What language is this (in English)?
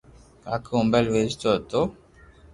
Loarki